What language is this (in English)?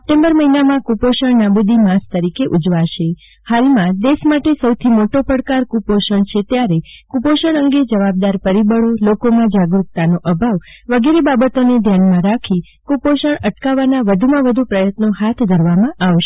Gujarati